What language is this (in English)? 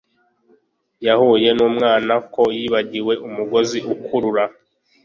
Kinyarwanda